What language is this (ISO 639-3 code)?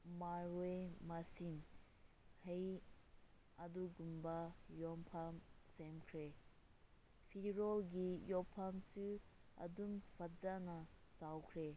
mni